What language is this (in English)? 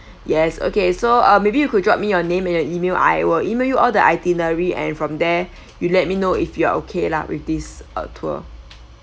English